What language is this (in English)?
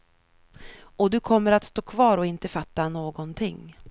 Swedish